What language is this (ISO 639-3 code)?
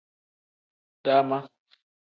kdh